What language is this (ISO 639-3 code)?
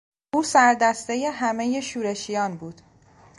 fas